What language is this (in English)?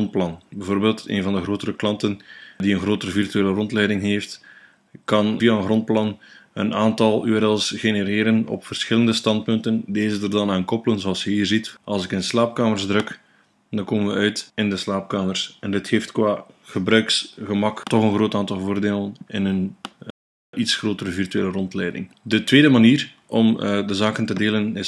Dutch